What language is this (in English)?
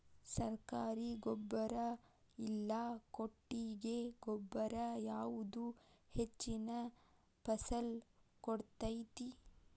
Kannada